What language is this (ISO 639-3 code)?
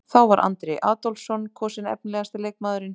isl